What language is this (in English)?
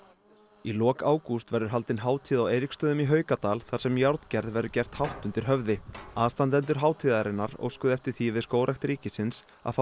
Icelandic